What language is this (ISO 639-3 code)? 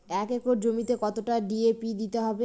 ben